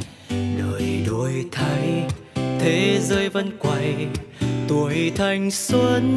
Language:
Vietnamese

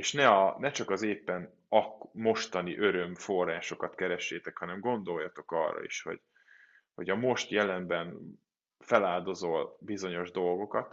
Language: Hungarian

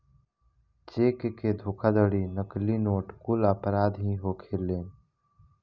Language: Bhojpuri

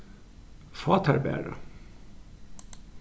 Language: Faroese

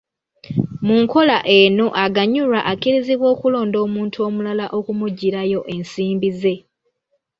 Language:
Ganda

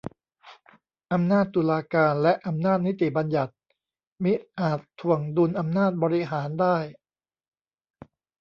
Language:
Thai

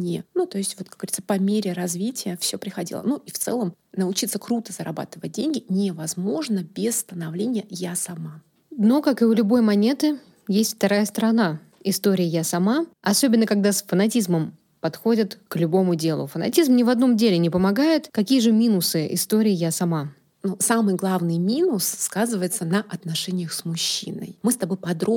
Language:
Russian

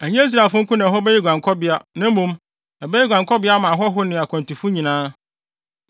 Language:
Akan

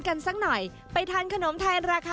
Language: Thai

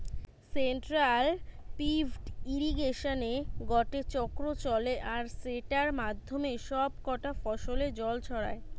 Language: Bangla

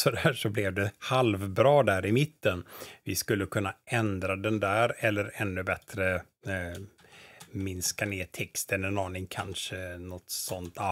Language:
Swedish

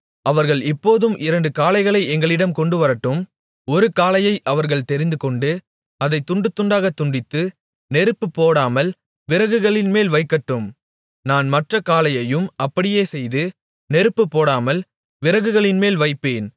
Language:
Tamil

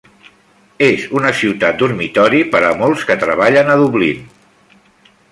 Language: Catalan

